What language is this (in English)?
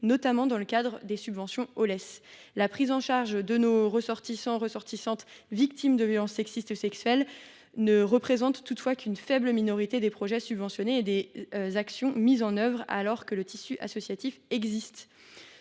French